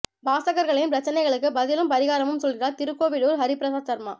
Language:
Tamil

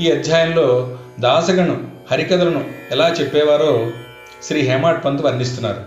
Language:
Telugu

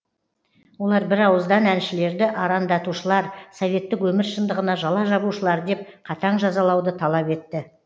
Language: Kazakh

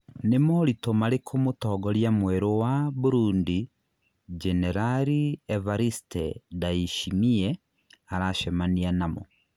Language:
Kikuyu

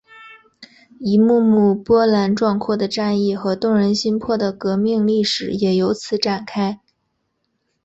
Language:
Chinese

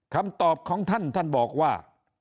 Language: Thai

